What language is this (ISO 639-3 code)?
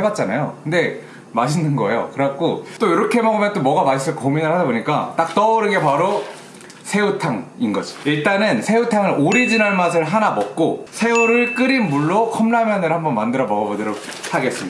kor